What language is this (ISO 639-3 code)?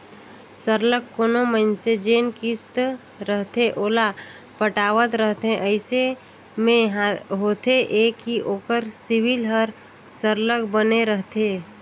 hne